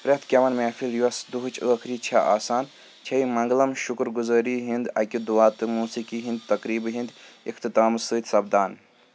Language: Kashmiri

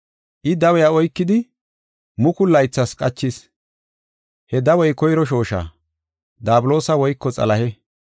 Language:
Gofa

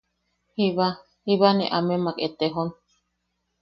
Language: Yaqui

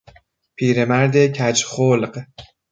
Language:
Persian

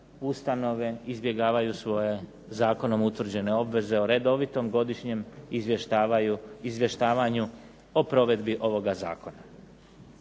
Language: Croatian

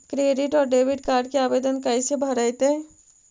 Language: Magahi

